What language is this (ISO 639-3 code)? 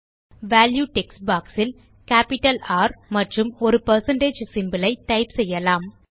tam